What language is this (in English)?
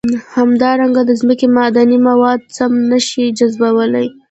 Pashto